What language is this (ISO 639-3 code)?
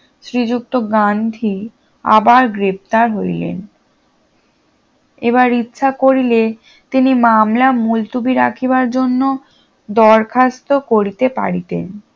ben